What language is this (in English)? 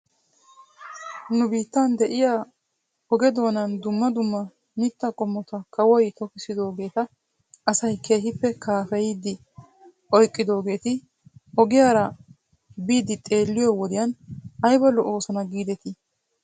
Wolaytta